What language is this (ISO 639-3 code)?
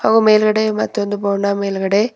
kan